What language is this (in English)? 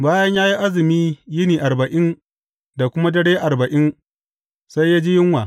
Hausa